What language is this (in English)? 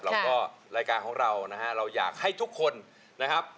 Thai